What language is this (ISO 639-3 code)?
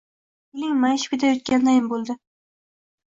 uzb